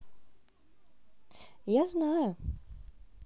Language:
Russian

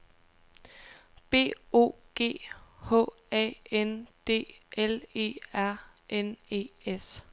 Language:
Danish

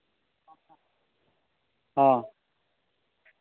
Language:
Santali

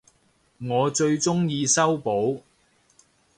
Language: Cantonese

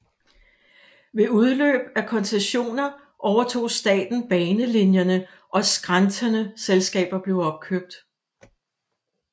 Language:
Danish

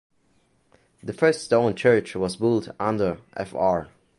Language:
English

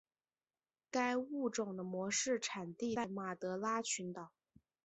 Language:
Chinese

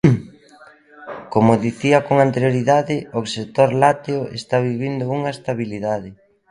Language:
Galician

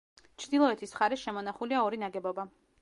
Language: Georgian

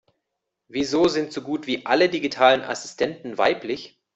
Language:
German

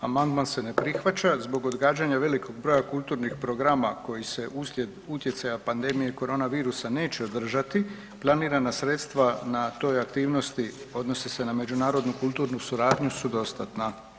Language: Croatian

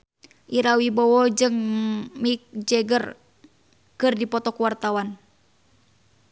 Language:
Sundanese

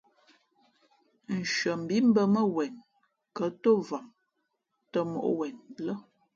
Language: Fe'fe'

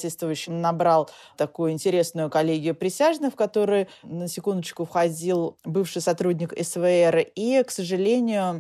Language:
Russian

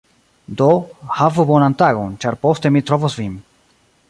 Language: Esperanto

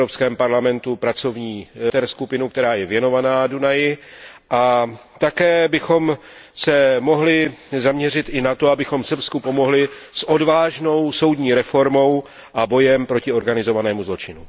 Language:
Czech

